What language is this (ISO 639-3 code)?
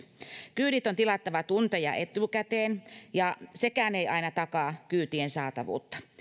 fin